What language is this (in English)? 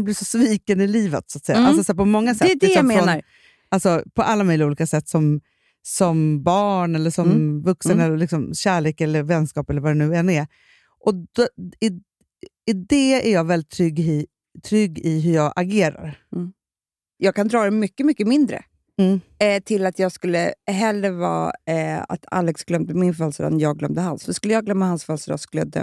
Swedish